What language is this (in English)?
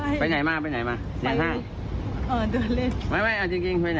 Thai